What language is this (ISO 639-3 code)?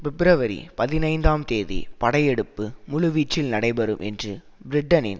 tam